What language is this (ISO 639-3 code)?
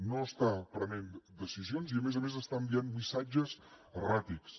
cat